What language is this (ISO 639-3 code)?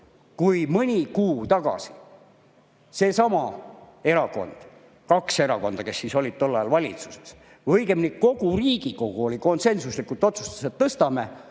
est